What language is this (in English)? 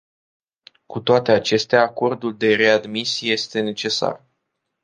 Romanian